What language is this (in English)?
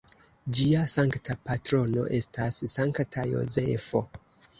Esperanto